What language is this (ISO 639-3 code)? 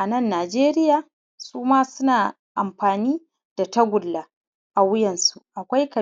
hau